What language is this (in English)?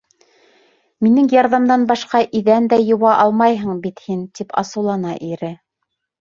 Bashkir